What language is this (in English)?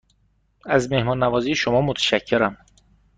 Persian